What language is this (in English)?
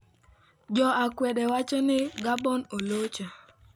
Luo (Kenya and Tanzania)